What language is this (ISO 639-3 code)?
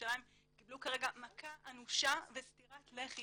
heb